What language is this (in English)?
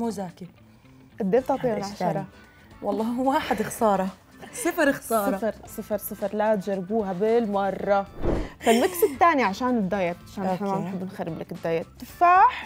Arabic